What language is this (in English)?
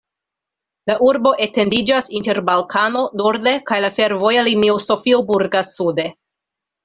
Esperanto